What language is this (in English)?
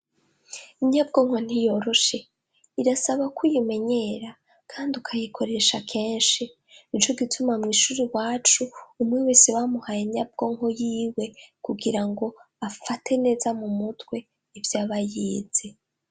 Rundi